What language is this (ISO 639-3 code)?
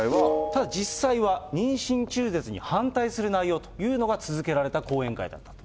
jpn